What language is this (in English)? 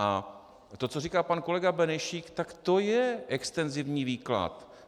Czech